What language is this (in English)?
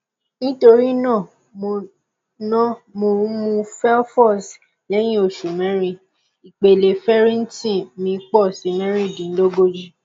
Yoruba